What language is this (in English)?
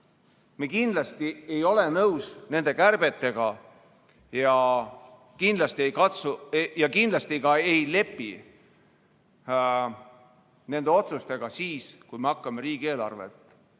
Estonian